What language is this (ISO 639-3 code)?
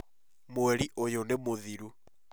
kik